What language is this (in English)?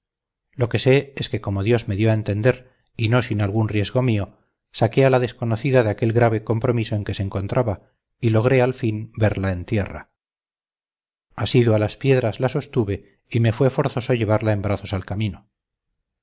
Spanish